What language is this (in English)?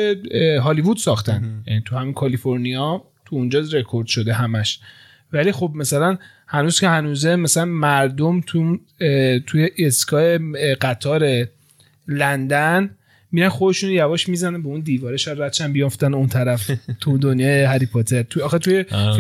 Persian